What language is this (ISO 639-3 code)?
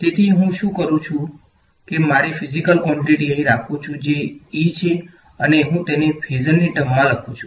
guj